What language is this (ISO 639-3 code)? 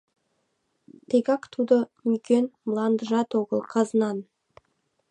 chm